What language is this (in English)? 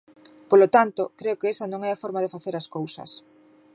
Galician